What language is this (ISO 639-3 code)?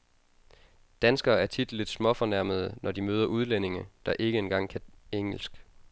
dan